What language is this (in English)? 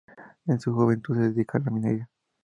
Spanish